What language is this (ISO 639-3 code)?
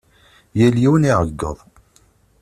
kab